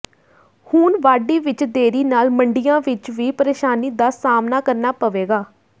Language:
Punjabi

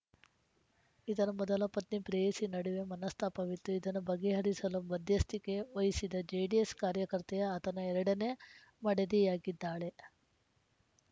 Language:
Kannada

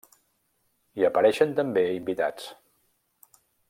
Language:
Catalan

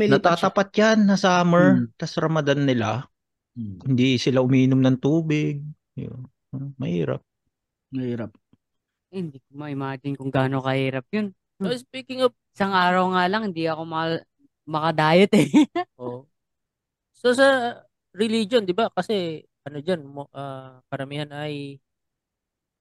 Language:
Filipino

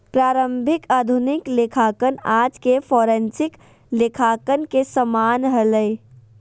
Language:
Magahi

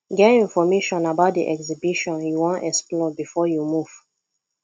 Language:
Nigerian Pidgin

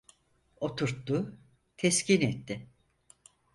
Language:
Turkish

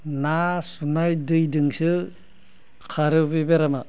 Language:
Bodo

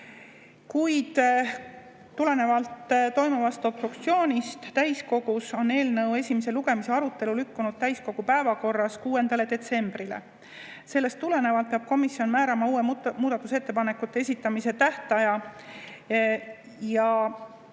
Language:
Estonian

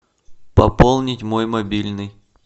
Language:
Russian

